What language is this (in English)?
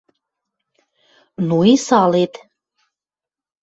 Western Mari